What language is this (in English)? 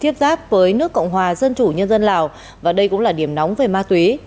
Vietnamese